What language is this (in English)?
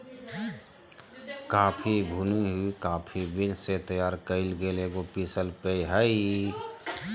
Magahi